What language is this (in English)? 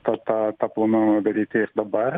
Lithuanian